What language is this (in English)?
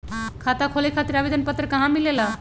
Magahi